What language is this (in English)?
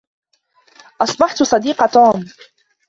Arabic